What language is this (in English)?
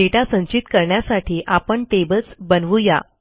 Marathi